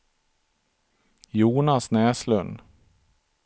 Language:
Swedish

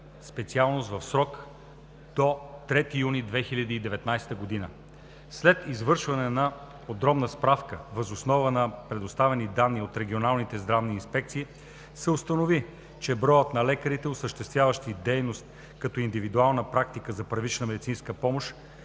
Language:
Bulgarian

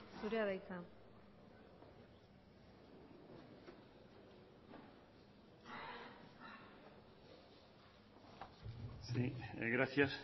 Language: Basque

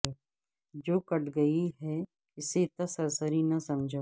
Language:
Urdu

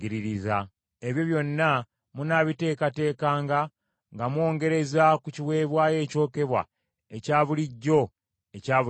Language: Ganda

